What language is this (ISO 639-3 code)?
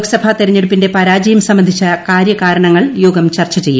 mal